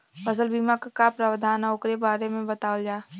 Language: Bhojpuri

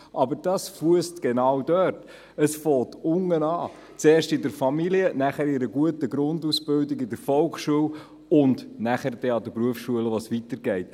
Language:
Swiss German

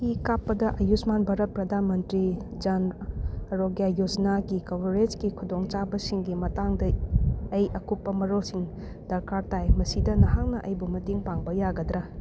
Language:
Manipuri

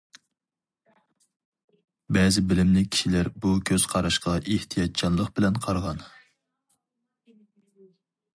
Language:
Uyghur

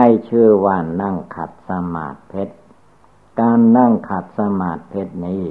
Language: Thai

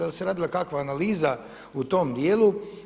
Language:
Croatian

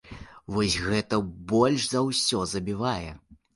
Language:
Belarusian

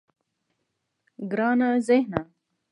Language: Pashto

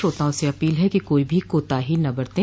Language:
Hindi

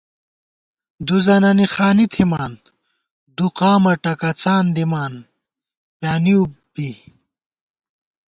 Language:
Gawar-Bati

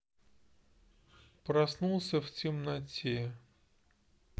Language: Russian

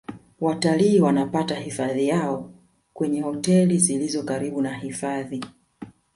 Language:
Swahili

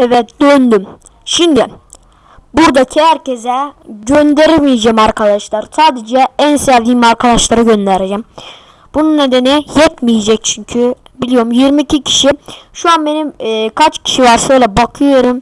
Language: Turkish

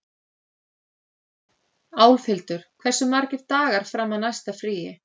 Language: Icelandic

